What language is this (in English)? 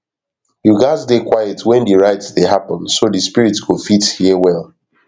Nigerian Pidgin